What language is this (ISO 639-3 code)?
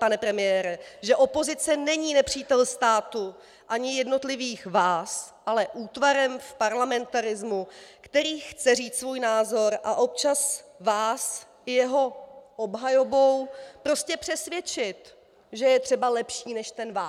ces